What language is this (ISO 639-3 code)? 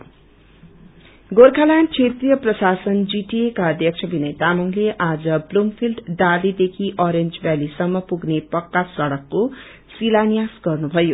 nep